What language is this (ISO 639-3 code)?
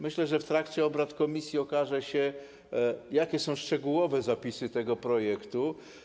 pol